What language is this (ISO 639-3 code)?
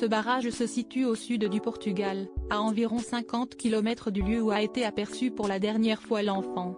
fra